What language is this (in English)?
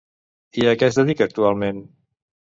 Catalan